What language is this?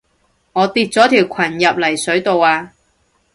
Cantonese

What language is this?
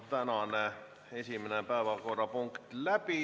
Estonian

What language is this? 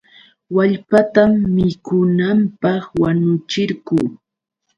Yauyos Quechua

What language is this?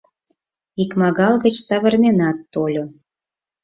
Mari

